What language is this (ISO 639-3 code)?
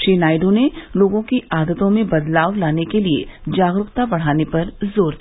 hin